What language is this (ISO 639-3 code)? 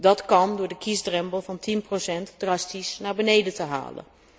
nld